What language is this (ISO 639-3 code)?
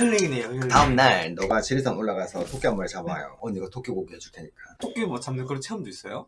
kor